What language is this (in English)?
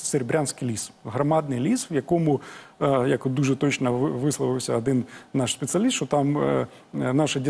Ukrainian